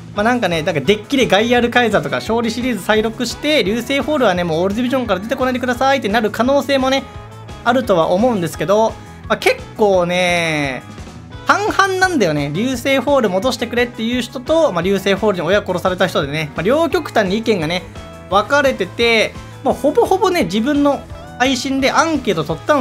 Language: Japanese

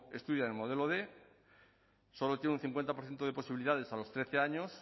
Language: Spanish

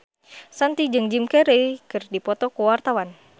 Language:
Sundanese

